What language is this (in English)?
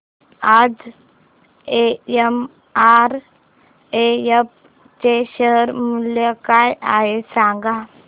Marathi